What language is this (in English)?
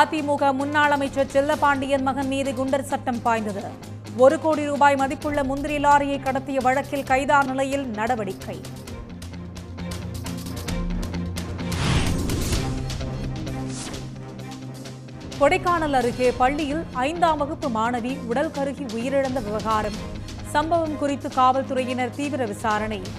Hindi